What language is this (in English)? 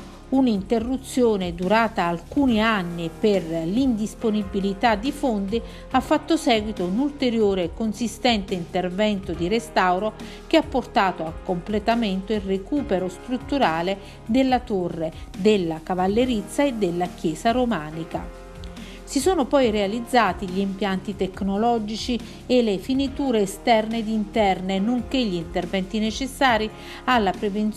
Italian